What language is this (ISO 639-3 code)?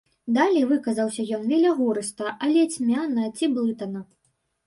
bel